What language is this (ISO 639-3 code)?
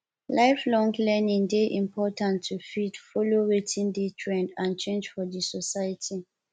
pcm